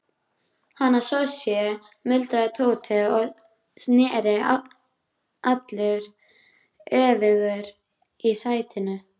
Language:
Icelandic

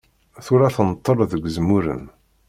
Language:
Kabyle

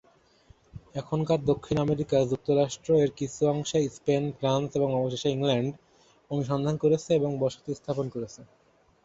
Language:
Bangla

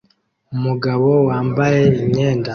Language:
Kinyarwanda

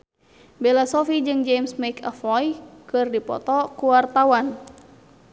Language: Sundanese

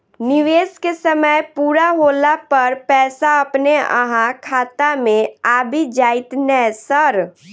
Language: Maithili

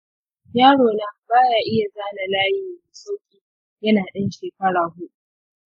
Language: Hausa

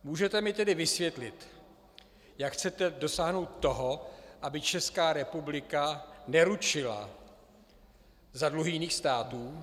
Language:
Czech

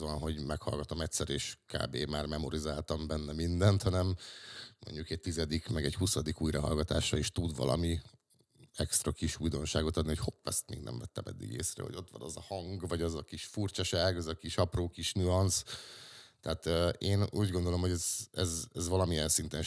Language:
Hungarian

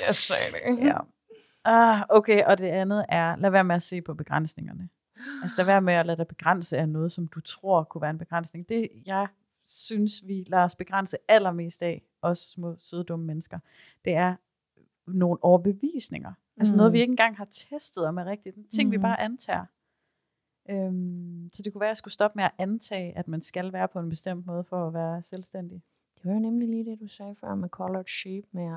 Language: Danish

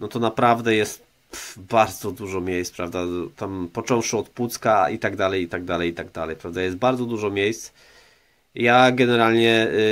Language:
Polish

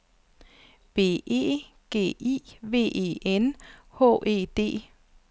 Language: Danish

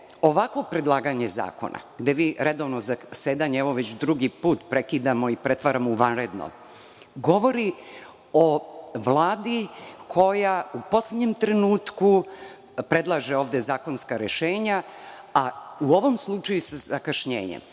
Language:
Serbian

